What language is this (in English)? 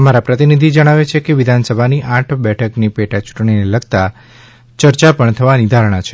Gujarati